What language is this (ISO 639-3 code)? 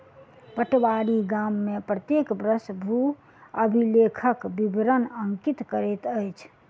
mai